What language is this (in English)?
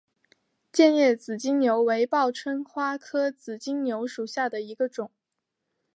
Chinese